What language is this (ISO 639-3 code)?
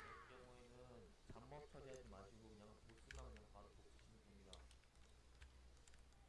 kor